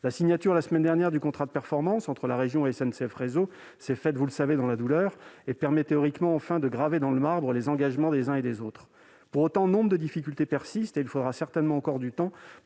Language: French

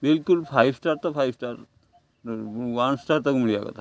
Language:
Odia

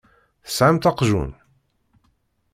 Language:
Kabyle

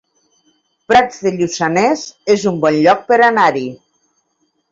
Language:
Catalan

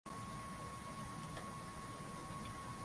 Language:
Swahili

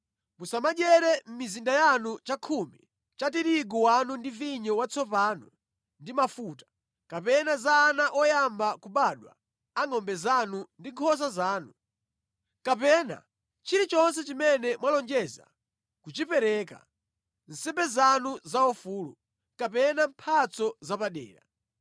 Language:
Nyanja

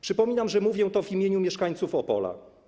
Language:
Polish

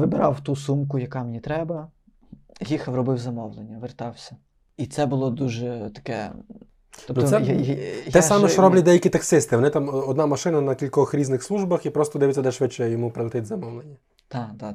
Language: Ukrainian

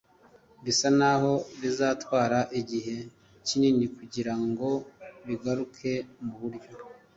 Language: Kinyarwanda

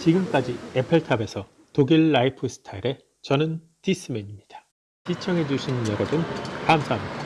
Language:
Korean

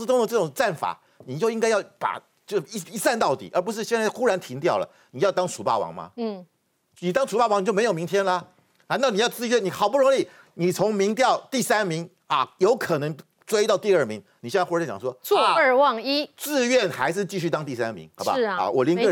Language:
Chinese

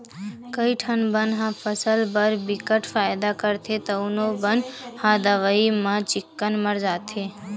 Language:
Chhattisgarhi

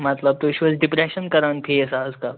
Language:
Kashmiri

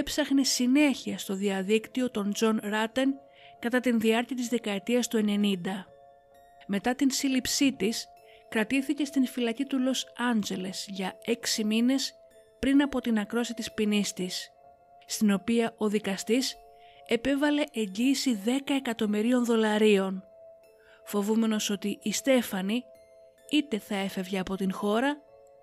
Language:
Greek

